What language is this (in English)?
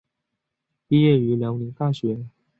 Chinese